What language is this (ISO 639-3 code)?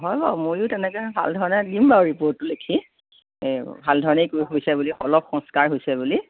asm